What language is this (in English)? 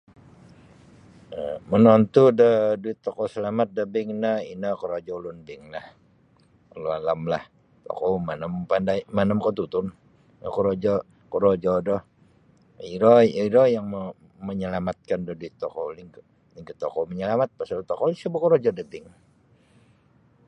Sabah Bisaya